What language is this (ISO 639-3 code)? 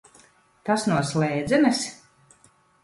lav